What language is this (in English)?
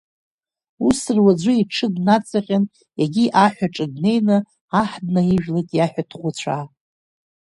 Abkhazian